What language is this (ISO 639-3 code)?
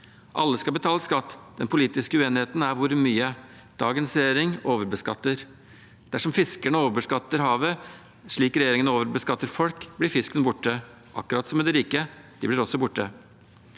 nor